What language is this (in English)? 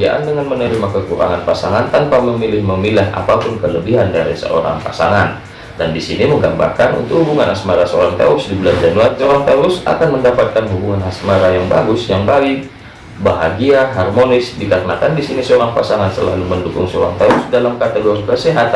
Indonesian